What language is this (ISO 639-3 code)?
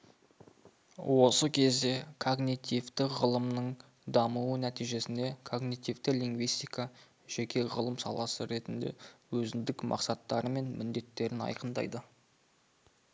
kaz